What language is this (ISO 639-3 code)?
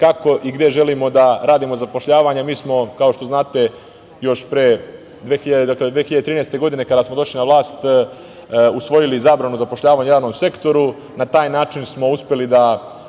srp